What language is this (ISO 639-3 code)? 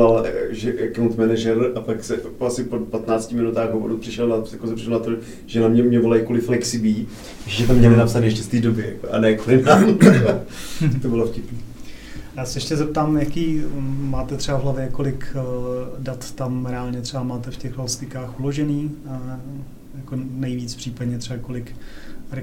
ces